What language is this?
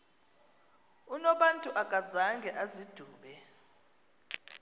Xhosa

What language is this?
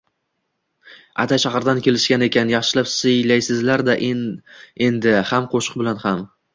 Uzbek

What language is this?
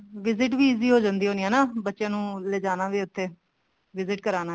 Punjabi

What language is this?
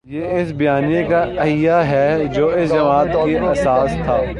Urdu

